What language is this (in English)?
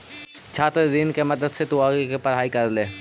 Magahi